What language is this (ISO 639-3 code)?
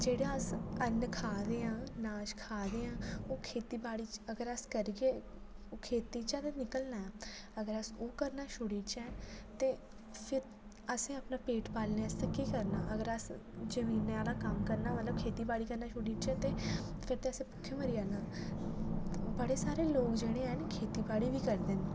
doi